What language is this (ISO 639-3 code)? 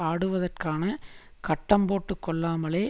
tam